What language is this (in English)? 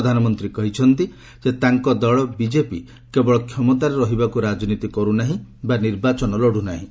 Odia